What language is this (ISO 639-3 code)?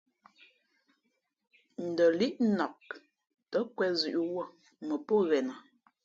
fmp